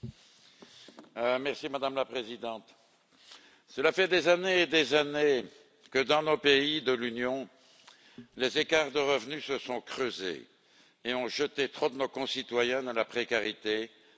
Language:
French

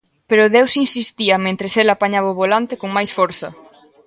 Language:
Galician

